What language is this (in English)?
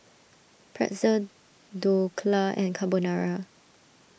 English